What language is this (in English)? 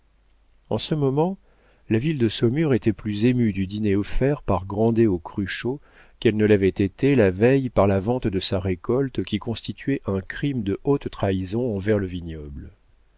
French